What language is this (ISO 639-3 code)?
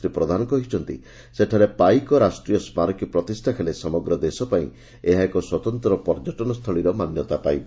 ori